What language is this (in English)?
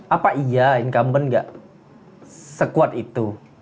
Indonesian